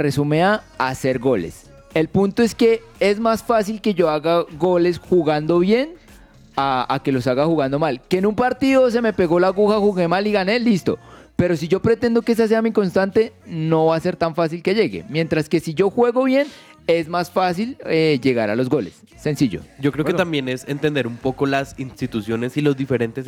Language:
Spanish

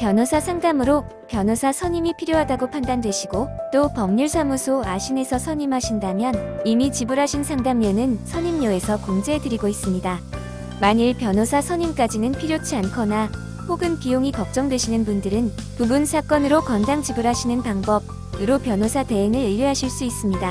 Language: Korean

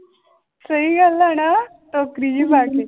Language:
Punjabi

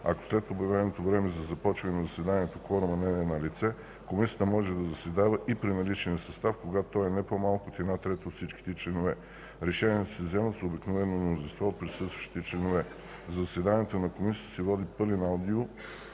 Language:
Bulgarian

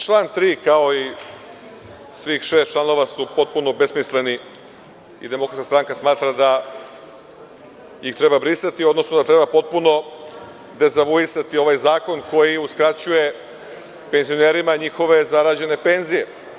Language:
Serbian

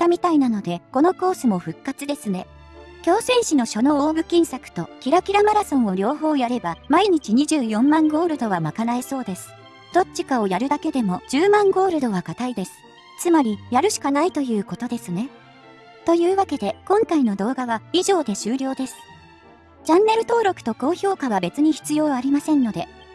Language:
Japanese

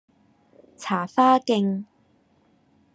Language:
Cantonese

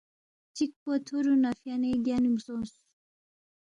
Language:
Balti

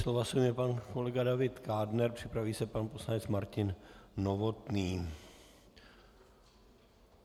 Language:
Czech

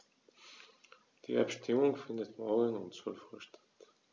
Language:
German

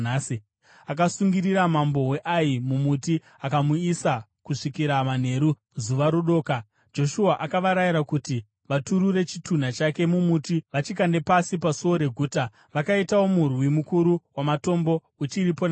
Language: Shona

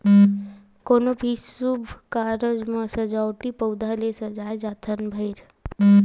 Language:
Chhattisgarhi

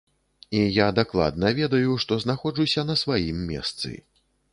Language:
Belarusian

